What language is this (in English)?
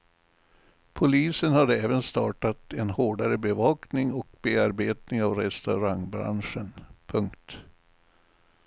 Swedish